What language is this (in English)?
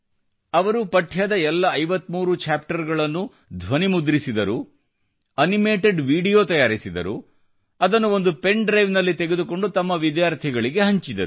Kannada